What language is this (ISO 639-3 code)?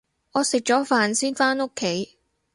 yue